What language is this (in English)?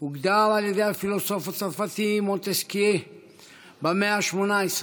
Hebrew